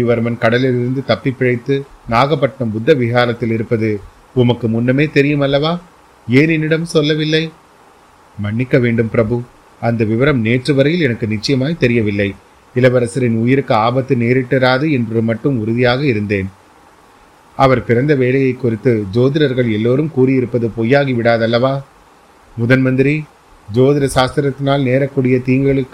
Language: Tamil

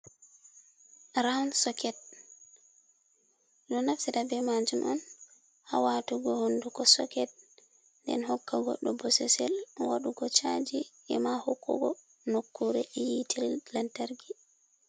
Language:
Fula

